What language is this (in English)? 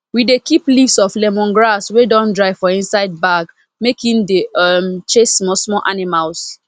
Nigerian Pidgin